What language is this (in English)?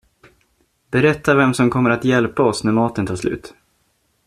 Swedish